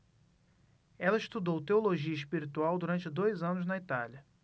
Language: Portuguese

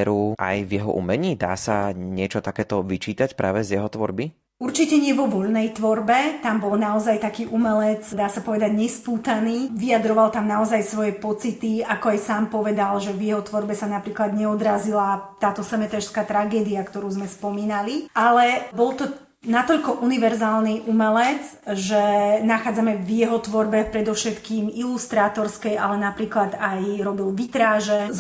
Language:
Slovak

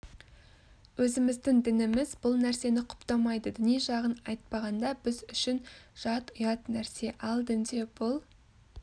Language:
Kazakh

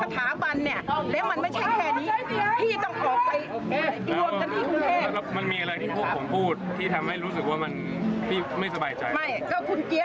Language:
Thai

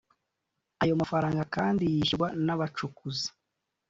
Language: Kinyarwanda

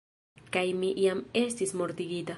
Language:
Esperanto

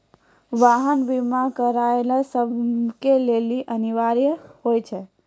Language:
Maithili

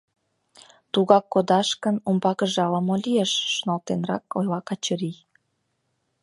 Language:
Mari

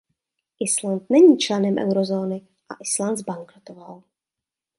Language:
Czech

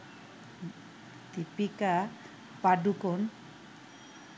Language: Bangla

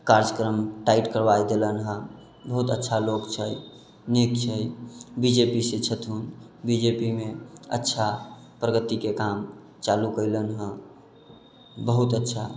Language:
Maithili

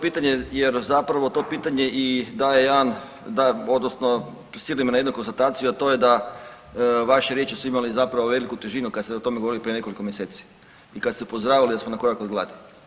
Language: Croatian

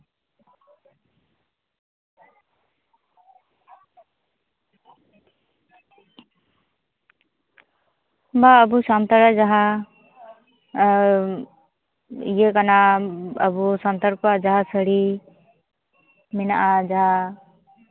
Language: Santali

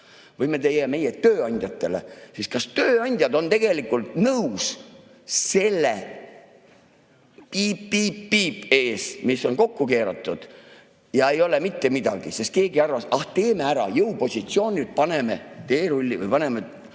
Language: Estonian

